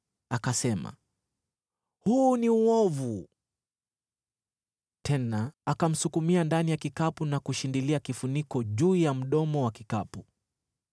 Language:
Swahili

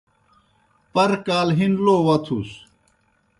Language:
Kohistani Shina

